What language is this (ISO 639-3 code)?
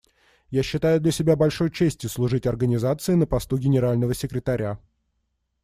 rus